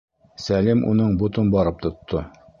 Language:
Bashkir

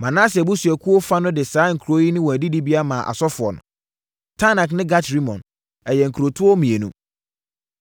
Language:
Akan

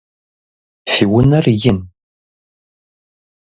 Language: Kabardian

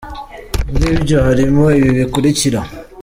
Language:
Kinyarwanda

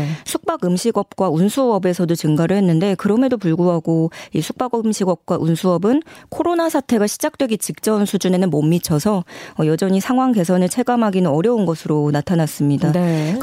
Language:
Korean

